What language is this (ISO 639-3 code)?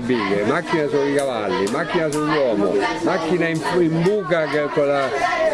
ita